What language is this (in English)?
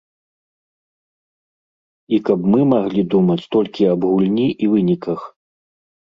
Belarusian